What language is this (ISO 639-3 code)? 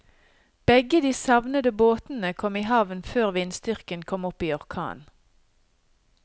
nor